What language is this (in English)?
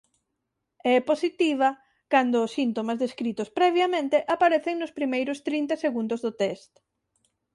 Galician